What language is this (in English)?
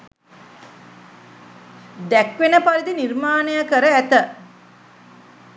Sinhala